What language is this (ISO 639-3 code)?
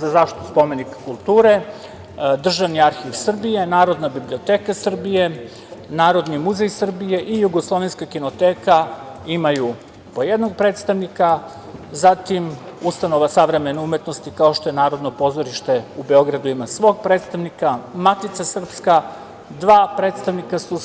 srp